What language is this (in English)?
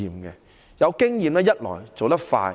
Cantonese